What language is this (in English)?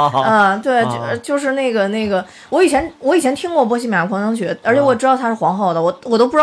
Chinese